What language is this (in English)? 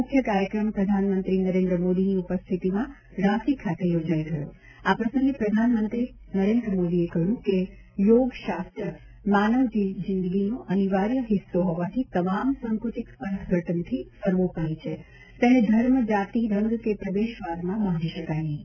Gujarati